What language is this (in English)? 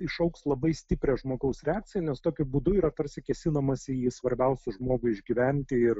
Lithuanian